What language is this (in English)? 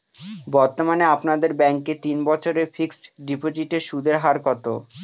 Bangla